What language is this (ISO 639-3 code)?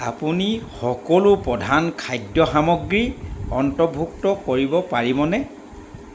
asm